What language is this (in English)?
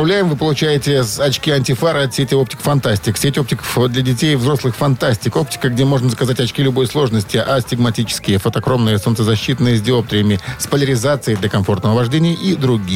Russian